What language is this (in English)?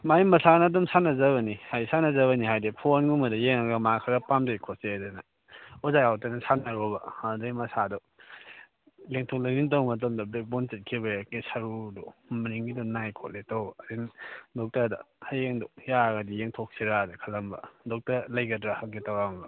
Manipuri